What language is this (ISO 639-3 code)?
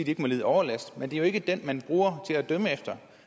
dan